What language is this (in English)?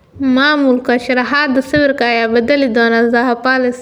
Somali